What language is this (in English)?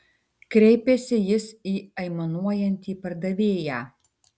Lithuanian